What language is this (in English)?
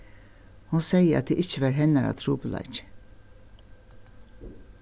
Faroese